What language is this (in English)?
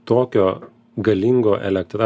Lithuanian